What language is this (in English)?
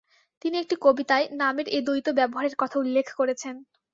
Bangla